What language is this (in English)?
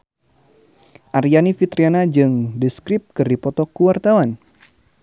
Sundanese